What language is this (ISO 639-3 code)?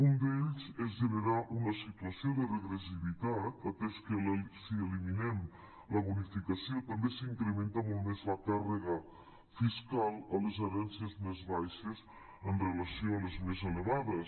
cat